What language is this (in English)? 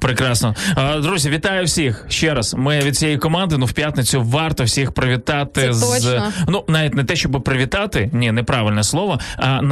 Ukrainian